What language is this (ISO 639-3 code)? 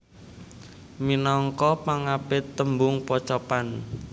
jav